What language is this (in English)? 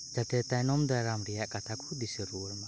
Santali